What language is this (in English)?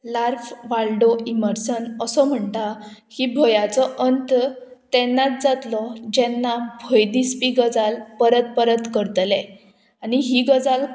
Konkani